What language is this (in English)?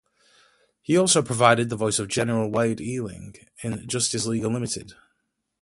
English